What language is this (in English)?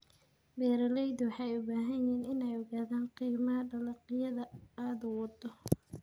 Somali